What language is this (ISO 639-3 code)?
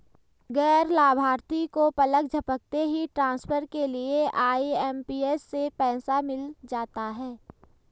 hin